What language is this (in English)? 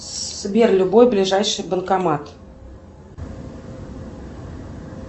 Russian